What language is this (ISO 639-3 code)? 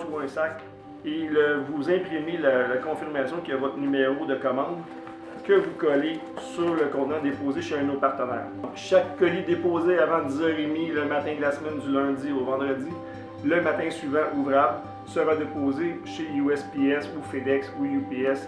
fra